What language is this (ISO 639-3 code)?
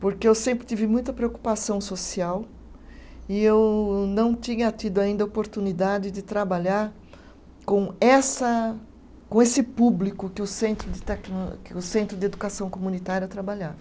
por